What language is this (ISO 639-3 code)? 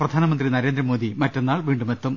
mal